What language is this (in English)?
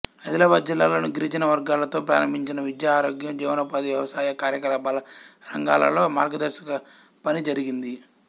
Telugu